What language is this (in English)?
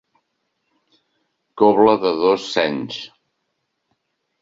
Catalan